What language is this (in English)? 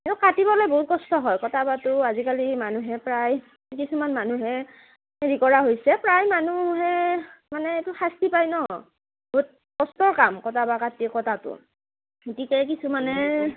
Assamese